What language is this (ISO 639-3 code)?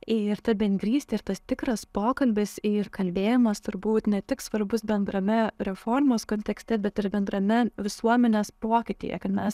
lit